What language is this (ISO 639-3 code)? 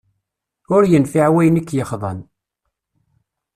kab